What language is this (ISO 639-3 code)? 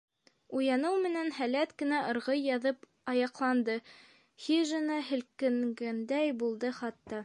bak